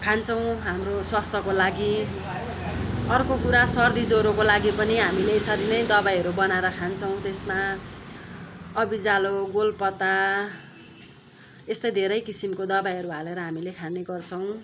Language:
Nepali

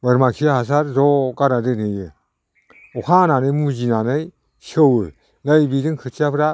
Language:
Bodo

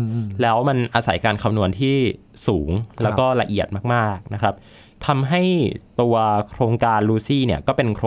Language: Thai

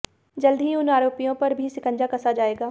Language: Hindi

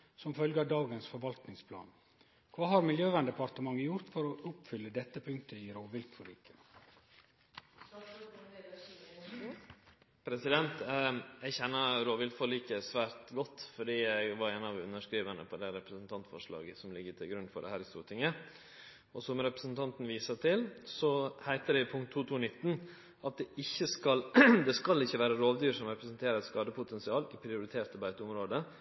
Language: Norwegian Nynorsk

